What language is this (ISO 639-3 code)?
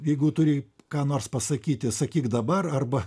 lit